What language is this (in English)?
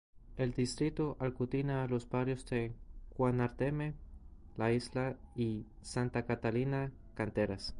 Spanish